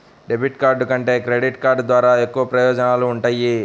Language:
Telugu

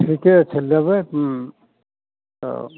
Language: Maithili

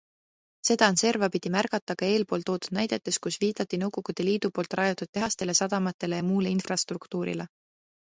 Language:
Estonian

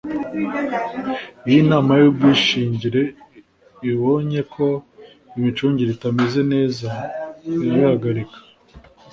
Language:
Kinyarwanda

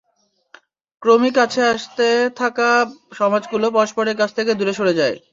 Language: Bangla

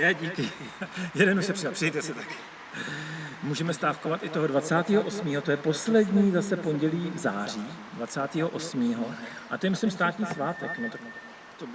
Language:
Czech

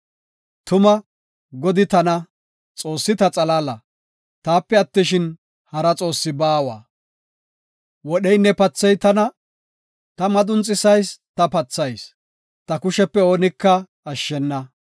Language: Gofa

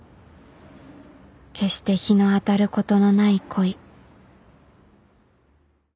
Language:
Japanese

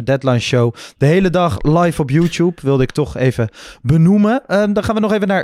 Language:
Dutch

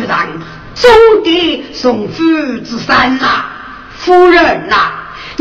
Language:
Chinese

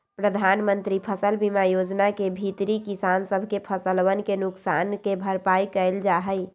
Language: Magahi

